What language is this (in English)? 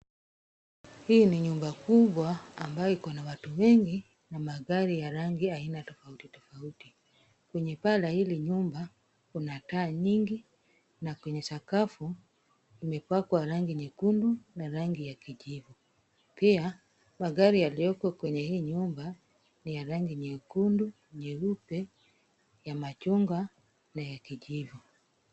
Swahili